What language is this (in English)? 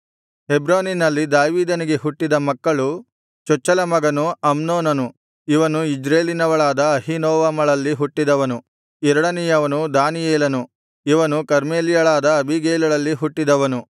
Kannada